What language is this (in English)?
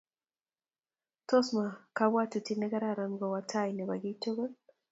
Kalenjin